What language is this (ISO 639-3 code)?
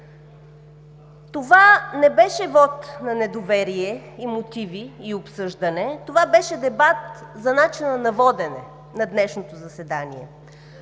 bul